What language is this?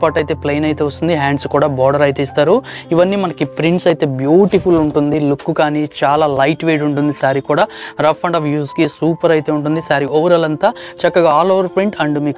Telugu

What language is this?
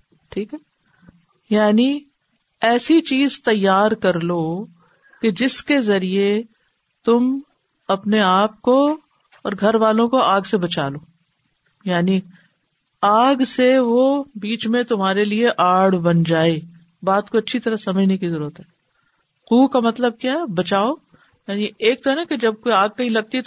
Urdu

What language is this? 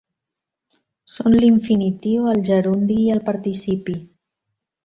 Catalan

